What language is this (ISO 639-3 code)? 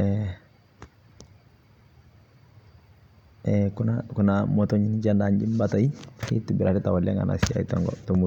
mas